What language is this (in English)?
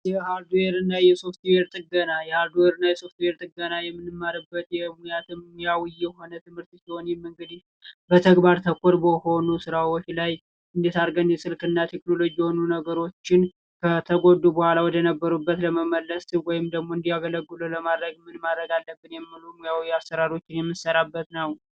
Amharic